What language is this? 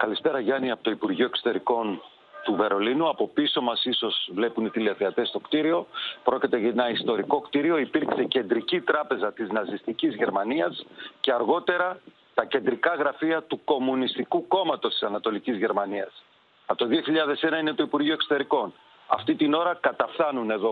Greek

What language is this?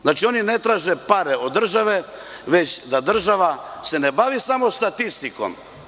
Serbian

